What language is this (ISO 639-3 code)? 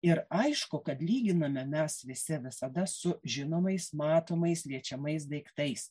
lit